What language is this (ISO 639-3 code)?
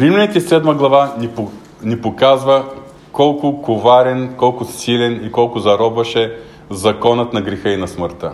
bul